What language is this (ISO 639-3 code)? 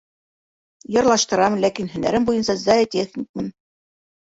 bak